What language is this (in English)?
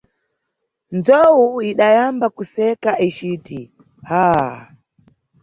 Nyungwe